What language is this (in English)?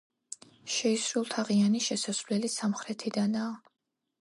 Georgian